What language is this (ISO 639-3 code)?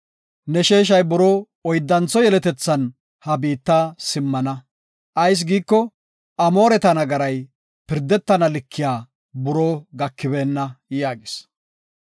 gof